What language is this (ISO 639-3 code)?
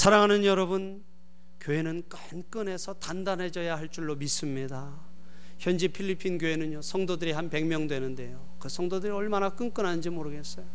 kor